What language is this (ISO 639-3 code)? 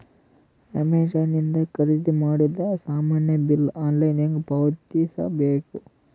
kan